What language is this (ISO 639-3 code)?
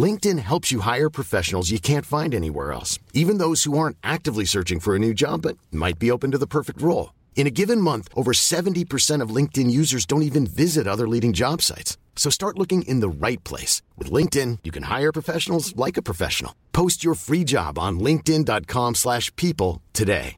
fil